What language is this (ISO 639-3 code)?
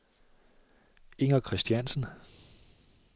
dan